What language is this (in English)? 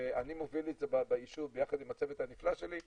Hebrew